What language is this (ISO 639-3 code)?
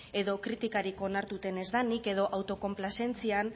eus